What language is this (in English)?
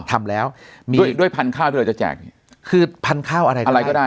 Thai